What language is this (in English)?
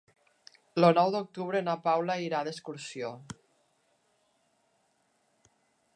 Catalan